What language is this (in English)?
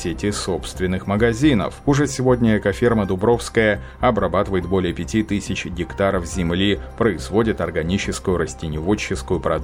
Russian